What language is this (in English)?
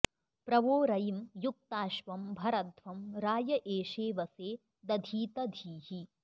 Sanskrit